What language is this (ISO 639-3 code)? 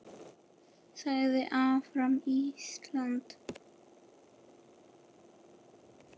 isl